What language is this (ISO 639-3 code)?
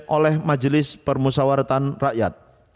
ind